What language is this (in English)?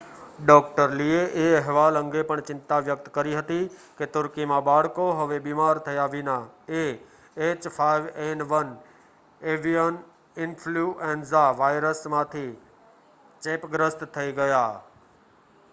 Gujarati